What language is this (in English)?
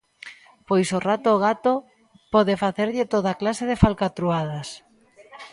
Galician